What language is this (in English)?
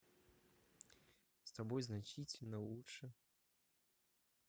Russian